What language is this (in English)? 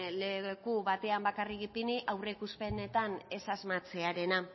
Basque